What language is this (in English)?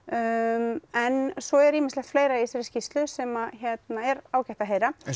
Icelandic